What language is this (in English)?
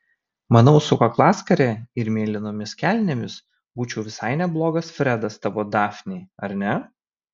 Lithuanian